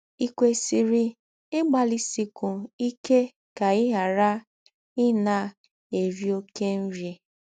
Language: Igbo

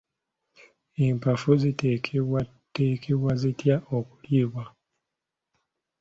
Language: Ganda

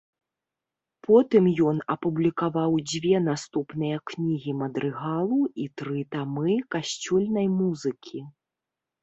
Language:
Belarusian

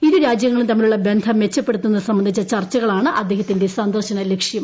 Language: Malayalam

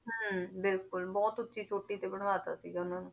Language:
Punjabi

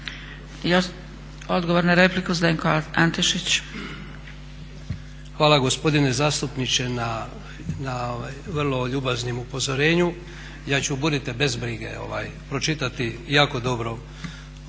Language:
Croatian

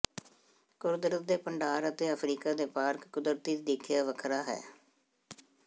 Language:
Punjabi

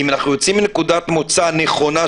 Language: Hebrew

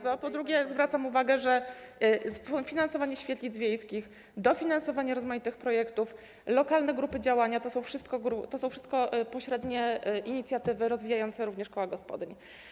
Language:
Polish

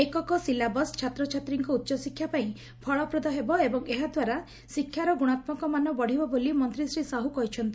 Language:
Odia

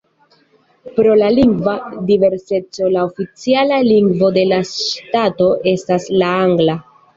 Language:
Esperanto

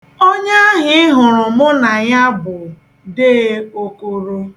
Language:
Igbo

